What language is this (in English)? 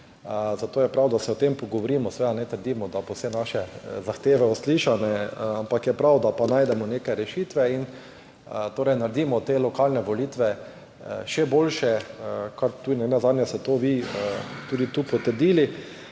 Slovenian